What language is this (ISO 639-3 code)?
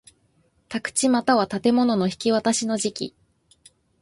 jpn